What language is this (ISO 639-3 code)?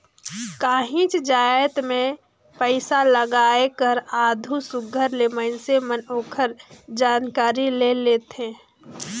hne